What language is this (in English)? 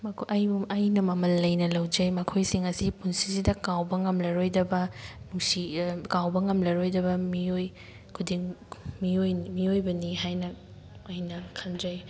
Manipuri